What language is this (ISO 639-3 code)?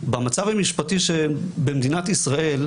heb